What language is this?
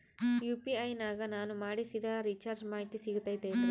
Kannada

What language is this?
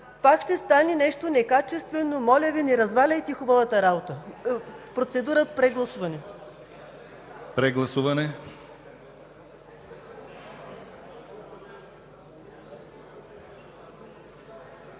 Bulgarian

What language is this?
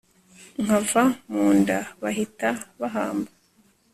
Kinyarwanda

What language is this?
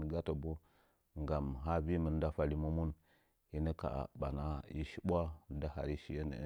Nzanyi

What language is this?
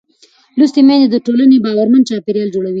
Pashto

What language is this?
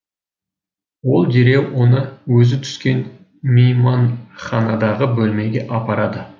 Kazakh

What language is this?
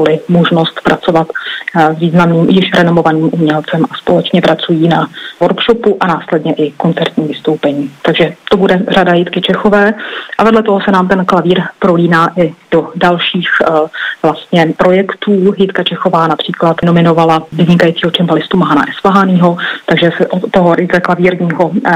Czech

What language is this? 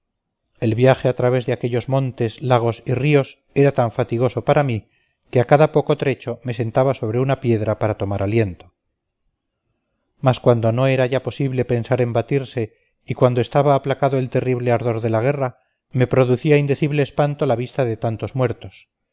Spanish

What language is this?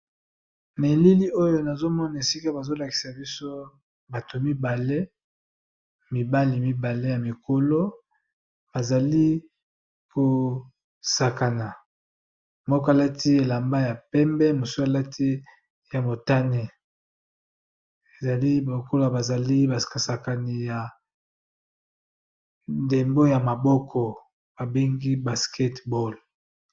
Lingala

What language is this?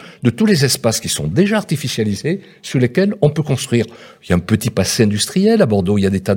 French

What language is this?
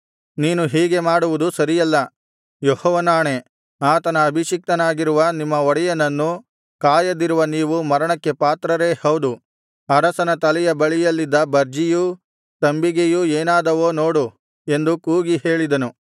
Kannada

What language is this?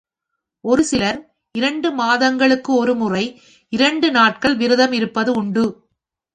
Tamil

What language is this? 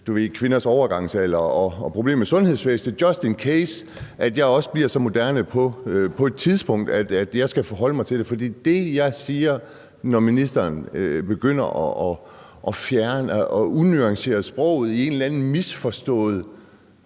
Danish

